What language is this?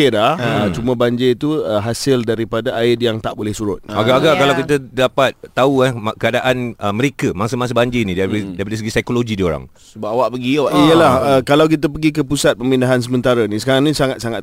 Malay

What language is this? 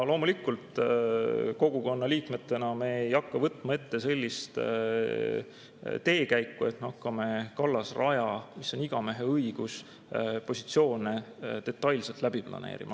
Estonian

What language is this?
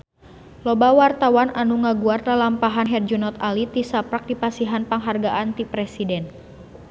Sundanese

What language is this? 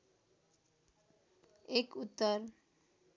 Nepali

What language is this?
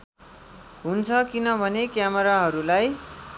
Nepali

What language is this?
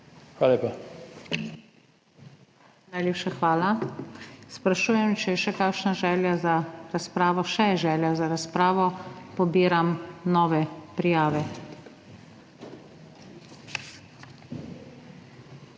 Slovenian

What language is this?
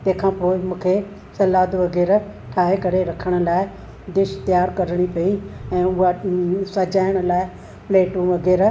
Sindhi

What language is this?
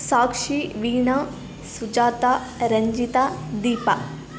Kannada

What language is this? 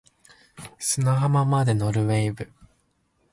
Japanese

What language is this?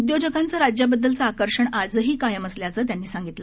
Marathi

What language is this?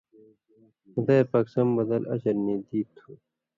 Indus Kohistani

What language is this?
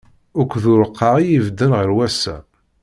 Kabyle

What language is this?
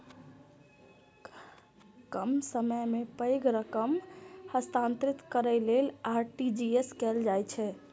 Maithili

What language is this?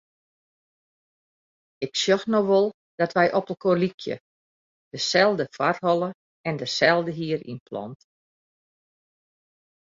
Western Frisian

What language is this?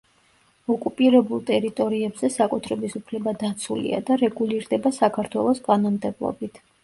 Georgian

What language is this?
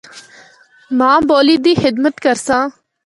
Northern Hindko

